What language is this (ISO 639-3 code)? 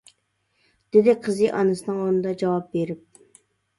uig